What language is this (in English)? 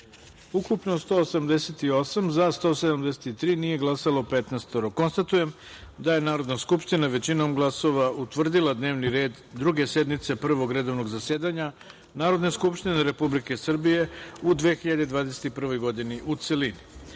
Serbian